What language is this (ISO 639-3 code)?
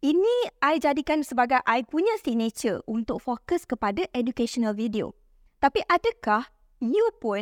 msa